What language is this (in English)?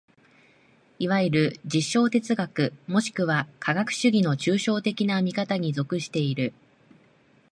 Japanese